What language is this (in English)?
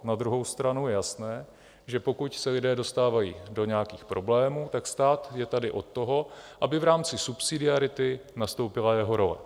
Czech